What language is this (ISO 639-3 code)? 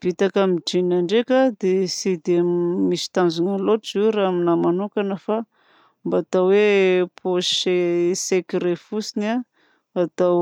bzc